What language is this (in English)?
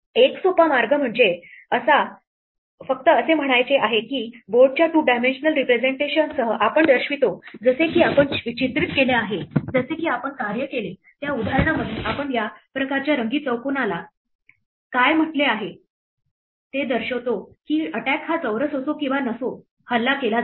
Marathi